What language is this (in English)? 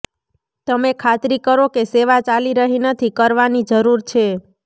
Gujarati